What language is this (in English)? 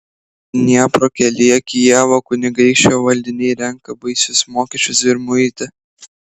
Lithuanian